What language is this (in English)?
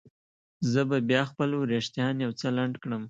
Pashto